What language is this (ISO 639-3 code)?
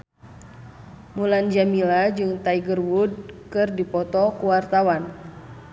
sun